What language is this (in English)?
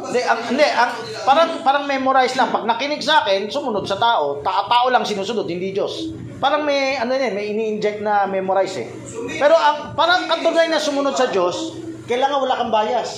Filipino